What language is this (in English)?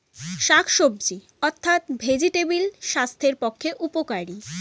Bangla